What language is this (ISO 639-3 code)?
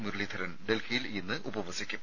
mal